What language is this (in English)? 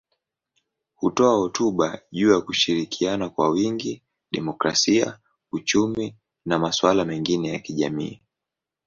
Swahili